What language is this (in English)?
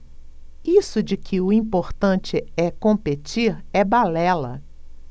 Portuguese